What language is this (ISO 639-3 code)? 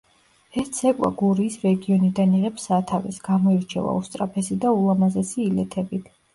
kat